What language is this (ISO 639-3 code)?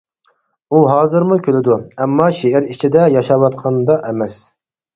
uig